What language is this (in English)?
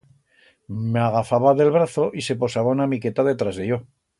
Aragonese